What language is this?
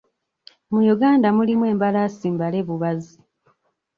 Ganda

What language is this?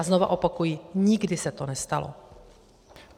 Czech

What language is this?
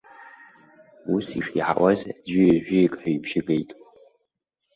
Abkhazian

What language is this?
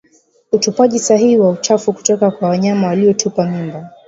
Swahili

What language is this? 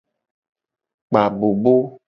Gen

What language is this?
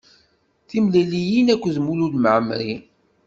Kabyle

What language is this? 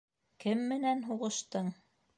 Bashkir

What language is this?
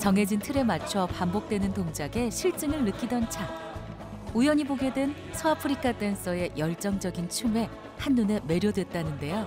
Korean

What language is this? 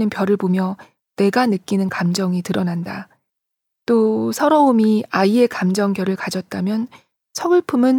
Korean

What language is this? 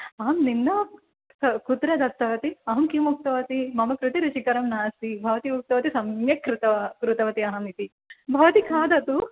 Sanskrit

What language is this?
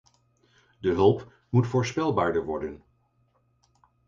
Dutch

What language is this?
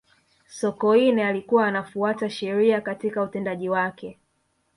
Swahili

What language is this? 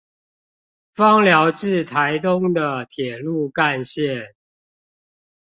Chinese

